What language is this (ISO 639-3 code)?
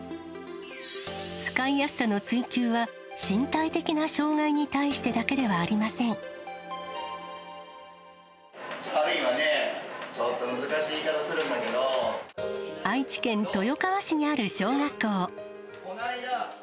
jpn